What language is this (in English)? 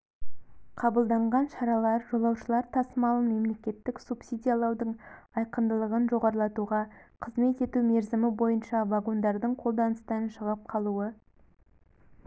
Kazakh